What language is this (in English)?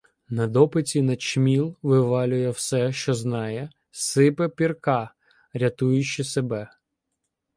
Ukrainian